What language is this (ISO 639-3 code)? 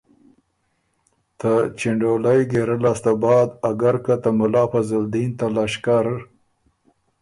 oru